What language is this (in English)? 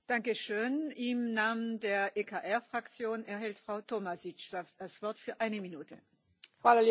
Croatian